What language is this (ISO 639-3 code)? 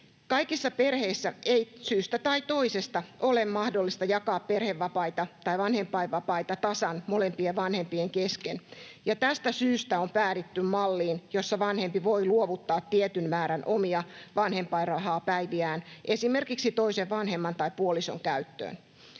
fin